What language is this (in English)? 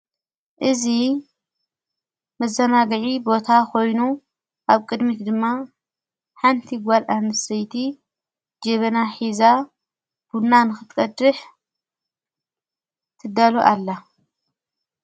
Tigrinya